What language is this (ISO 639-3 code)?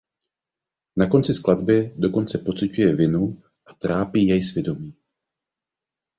ces